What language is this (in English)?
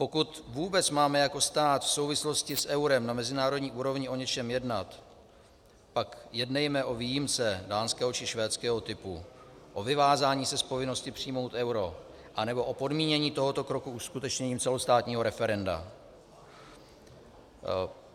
Czech